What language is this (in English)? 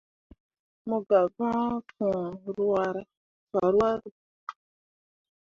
Mundang